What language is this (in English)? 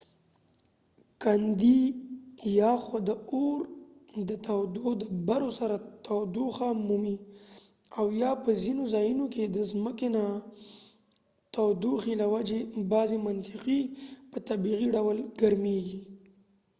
Pashto